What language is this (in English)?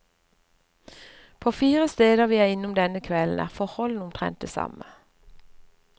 Norwegian